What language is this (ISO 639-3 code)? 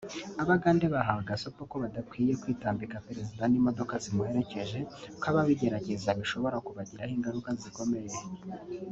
kin